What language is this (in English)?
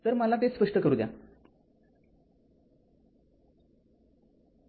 Marathi